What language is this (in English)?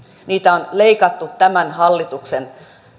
Finnish